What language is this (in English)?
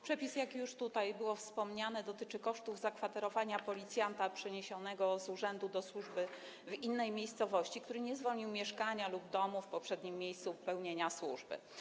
Polish